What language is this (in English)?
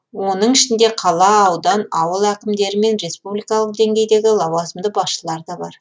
Kazakh